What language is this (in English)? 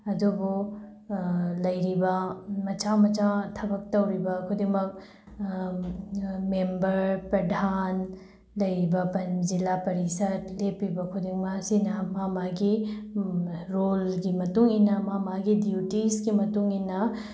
Manipuri